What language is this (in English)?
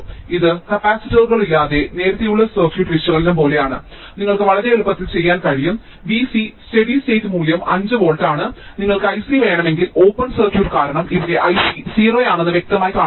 Malayalam